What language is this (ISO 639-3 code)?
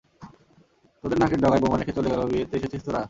ben